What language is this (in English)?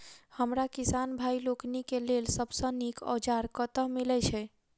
Maithili